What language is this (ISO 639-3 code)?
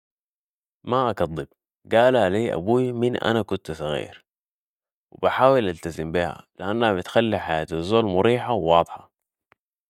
apd